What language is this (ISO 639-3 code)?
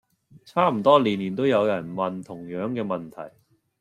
yue